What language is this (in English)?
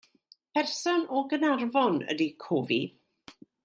Welsh